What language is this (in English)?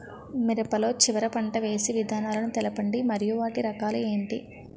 Telugu